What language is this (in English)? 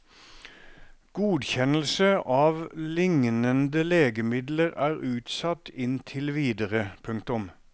Norwegian